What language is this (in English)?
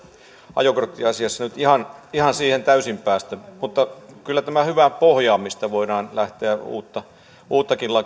Finnish